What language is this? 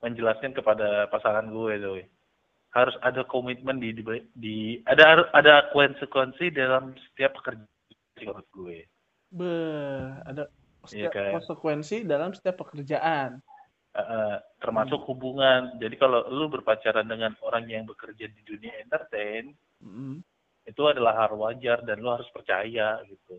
Indonesian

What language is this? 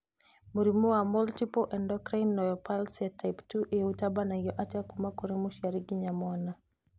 Kikuyu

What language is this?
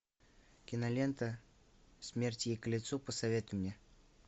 Russian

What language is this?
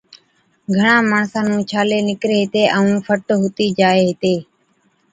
Od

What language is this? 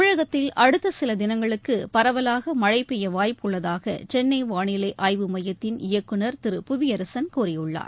Tamil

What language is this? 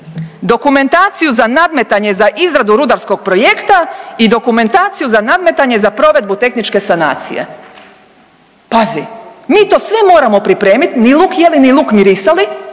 Croatian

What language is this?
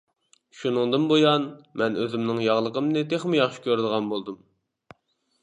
Uyghur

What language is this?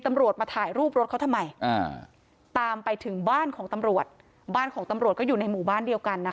Thai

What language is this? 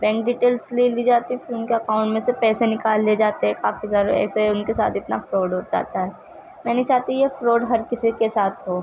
Urdu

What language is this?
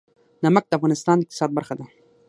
Pashto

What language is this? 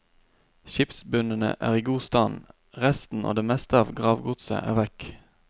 Norwegian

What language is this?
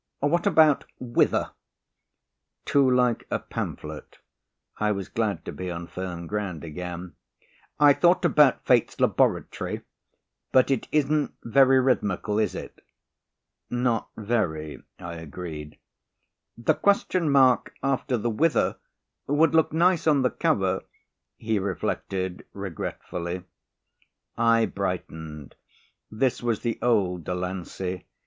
English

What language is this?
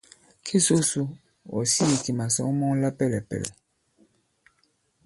Bankon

